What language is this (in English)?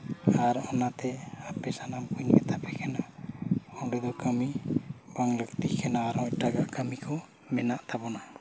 Santali